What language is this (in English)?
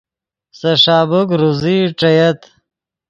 Yidgha